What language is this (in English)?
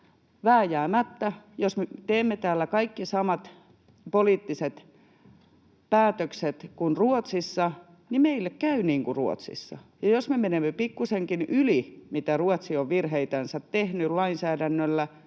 Finnish